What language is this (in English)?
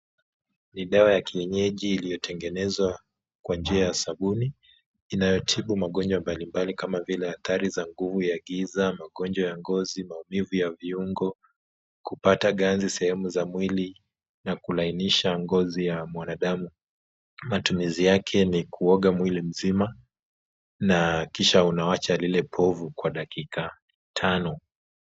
Swahili